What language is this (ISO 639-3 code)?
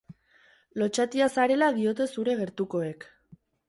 eus